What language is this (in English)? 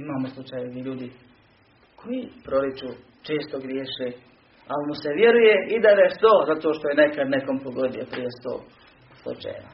Croatian